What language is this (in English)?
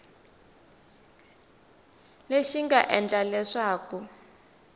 Tsonga